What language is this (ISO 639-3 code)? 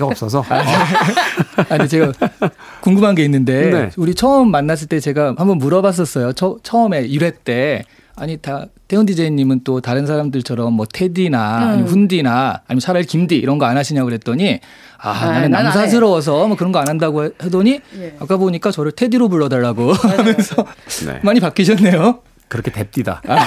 kor